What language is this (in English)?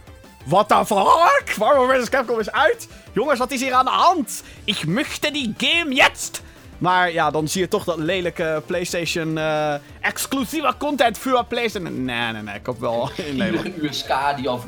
Dutch